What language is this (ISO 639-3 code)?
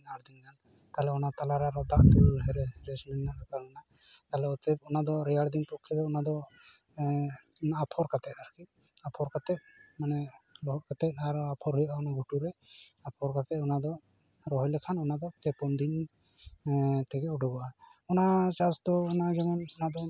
sat